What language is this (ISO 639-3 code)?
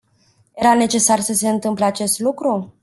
ron